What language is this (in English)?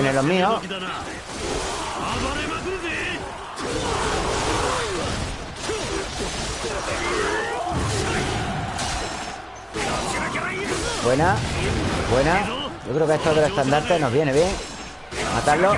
Spanish